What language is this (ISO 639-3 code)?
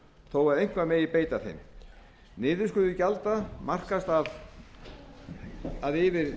isl